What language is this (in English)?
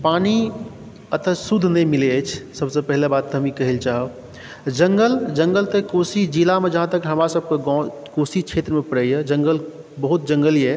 Maithili